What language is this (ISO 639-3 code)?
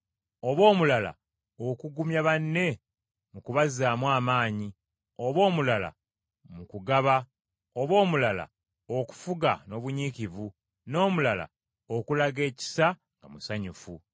lug